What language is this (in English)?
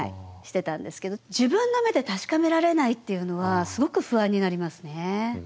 Japanese